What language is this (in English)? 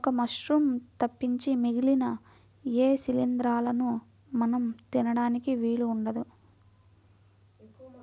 Telugu